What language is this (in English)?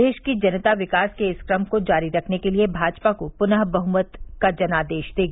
Hindi